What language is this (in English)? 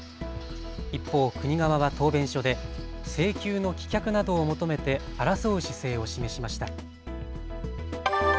Japanese